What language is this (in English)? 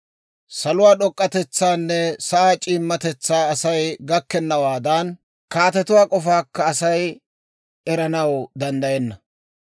Dawro